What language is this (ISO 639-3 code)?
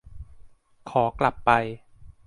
tha